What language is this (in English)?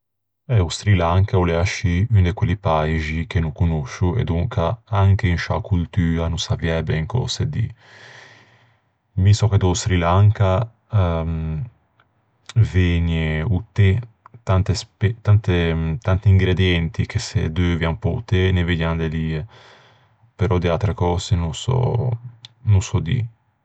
Ligurian